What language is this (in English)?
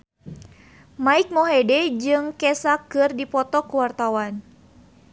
Sundanese